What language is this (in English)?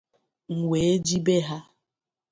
Igbo